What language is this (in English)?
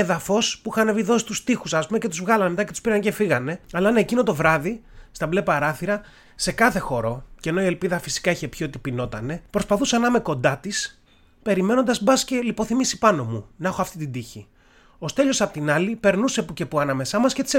Greek